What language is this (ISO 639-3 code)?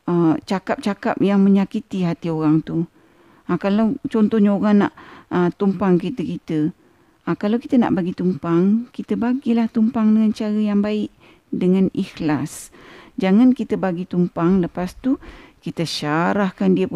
msa